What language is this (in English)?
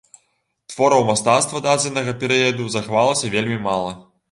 Belarusian